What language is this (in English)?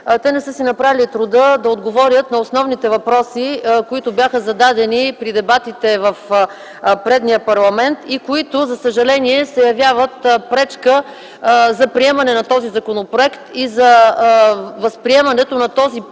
Bulgarian